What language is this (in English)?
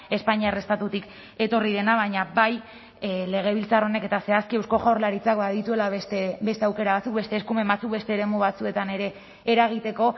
Basque